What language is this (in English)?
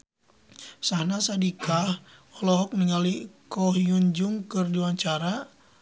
Sundanese